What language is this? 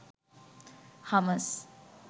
Sinhala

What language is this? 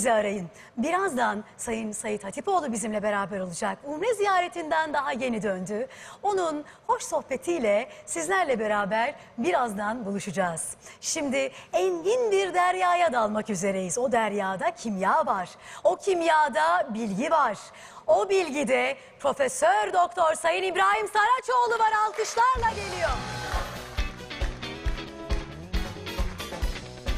Turkish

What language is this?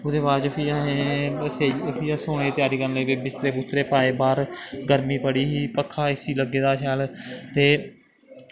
Dogri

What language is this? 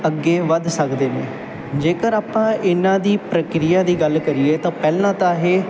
Punjabi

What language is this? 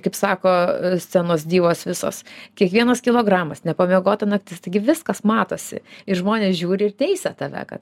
Lithuanian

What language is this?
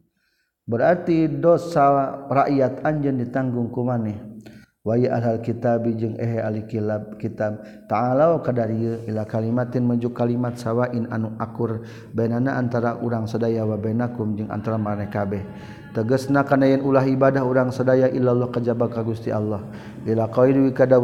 Malay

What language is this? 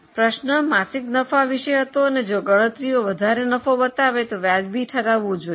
Gujarati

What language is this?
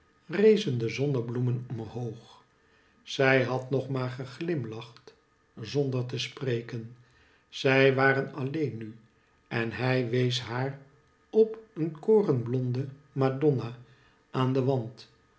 Dutch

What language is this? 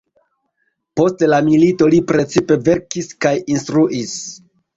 Esperanto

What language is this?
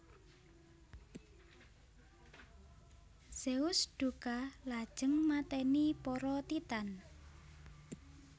Javanese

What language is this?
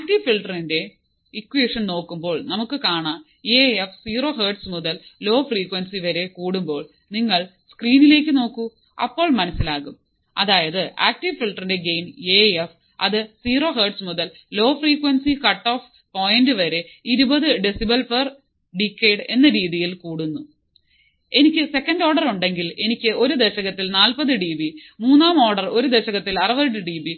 Malayalam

